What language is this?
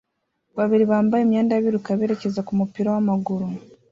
Kinyarwanda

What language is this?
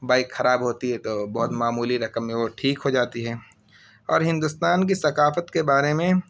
Urdu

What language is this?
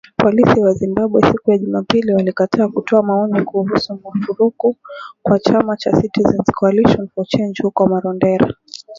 Swahili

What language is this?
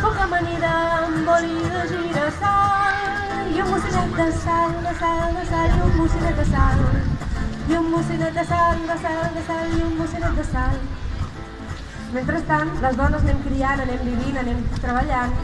Catalan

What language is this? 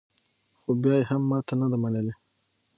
Pashto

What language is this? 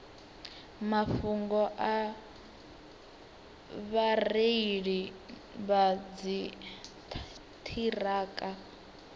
Venda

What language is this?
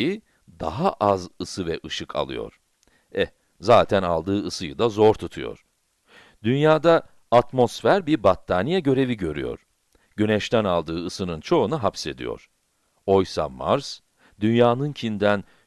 Turkish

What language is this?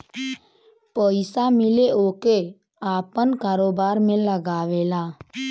Bhojpuri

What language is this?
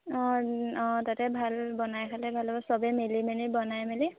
Assamese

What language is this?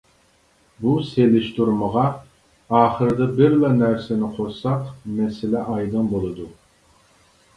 Uyghur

